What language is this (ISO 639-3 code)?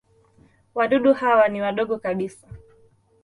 swa